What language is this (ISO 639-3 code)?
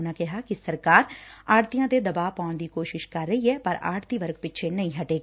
pan